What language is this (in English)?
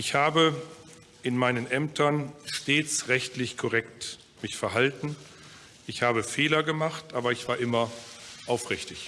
German